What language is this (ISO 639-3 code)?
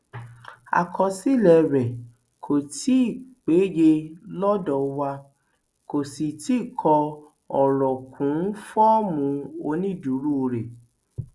yor